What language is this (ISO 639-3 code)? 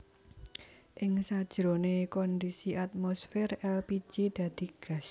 jav